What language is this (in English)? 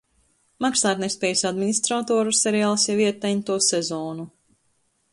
Latvian